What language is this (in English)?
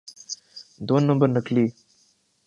Urdu